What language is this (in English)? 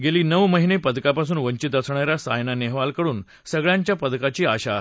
Marathi